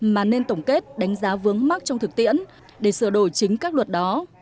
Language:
Vietnamese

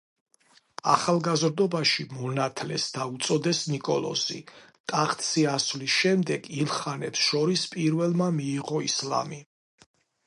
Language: Georgian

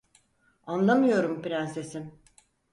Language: Turkish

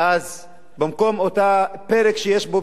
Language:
Hebrew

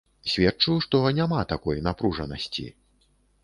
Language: Belarusian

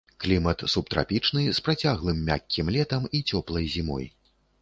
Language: Belarusian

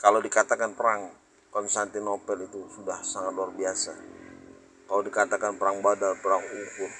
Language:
Indonesian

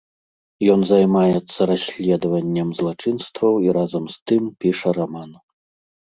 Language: Belarusian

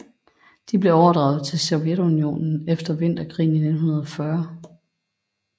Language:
Danish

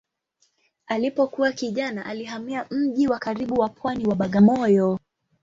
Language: Swahili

